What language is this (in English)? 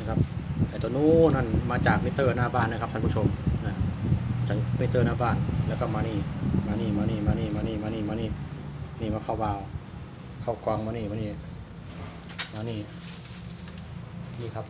Thai